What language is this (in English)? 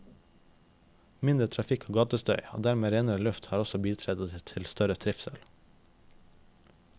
Norwegian